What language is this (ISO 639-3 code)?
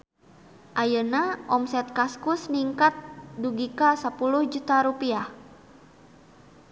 sun